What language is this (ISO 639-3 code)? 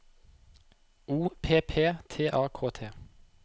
nor